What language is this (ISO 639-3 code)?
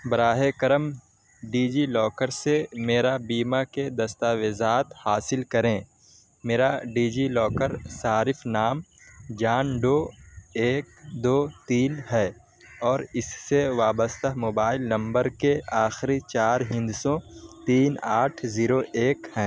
urd